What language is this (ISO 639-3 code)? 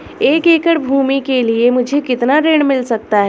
hin